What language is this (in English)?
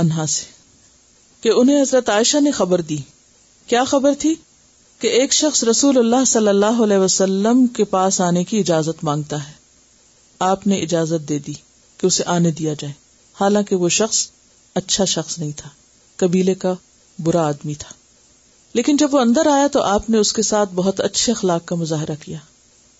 Urdu